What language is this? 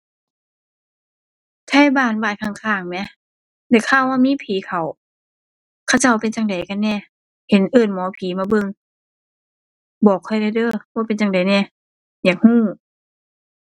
Thai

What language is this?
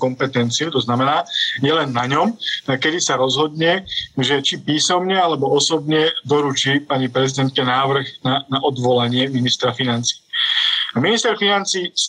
Slovak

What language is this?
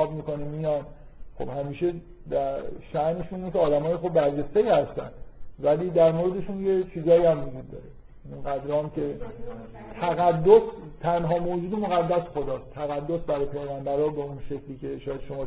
Persian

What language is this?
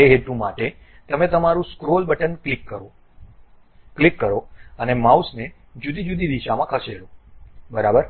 Gujarati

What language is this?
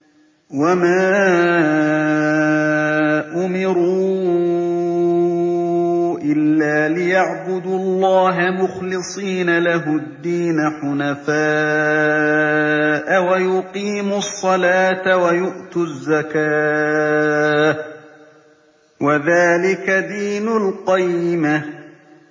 Arabic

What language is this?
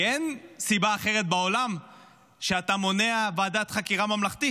Hebrew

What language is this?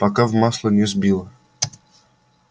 Russian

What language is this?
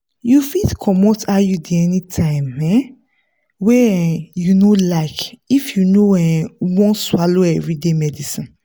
Nigerian Pidgin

